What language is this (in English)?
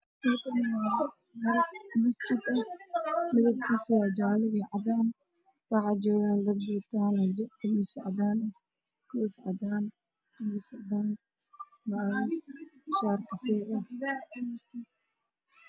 Somali